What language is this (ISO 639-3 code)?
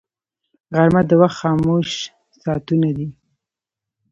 pus